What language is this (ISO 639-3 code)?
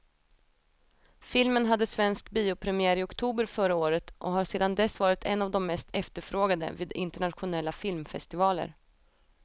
swe